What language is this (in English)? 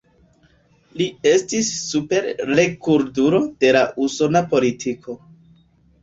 Esperanto